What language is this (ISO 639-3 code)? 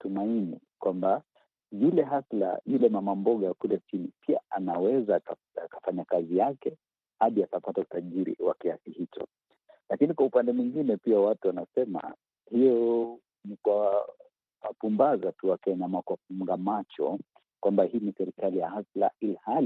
swa